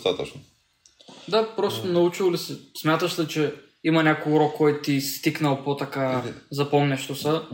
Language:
Bulgarian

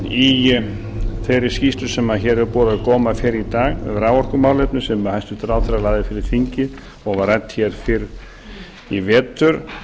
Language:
Icelandic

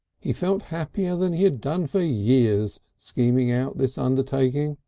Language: English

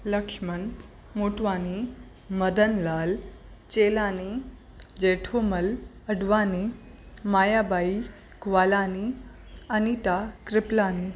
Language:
Sindhi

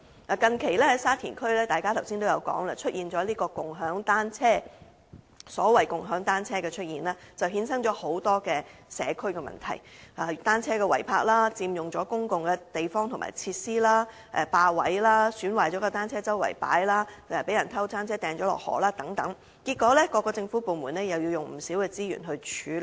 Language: Cantonese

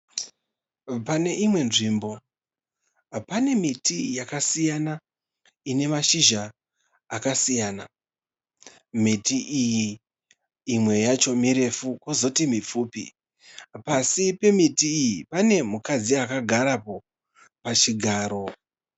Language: Shona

